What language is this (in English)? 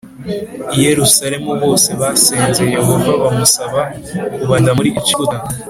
Kinyarwanda